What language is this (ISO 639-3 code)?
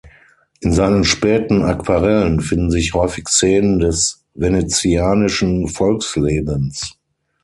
deu